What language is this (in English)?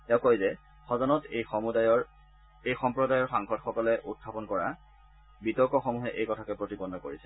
Assamese